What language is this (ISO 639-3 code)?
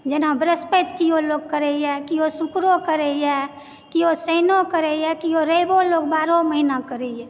mai